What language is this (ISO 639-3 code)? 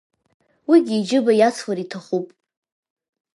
abk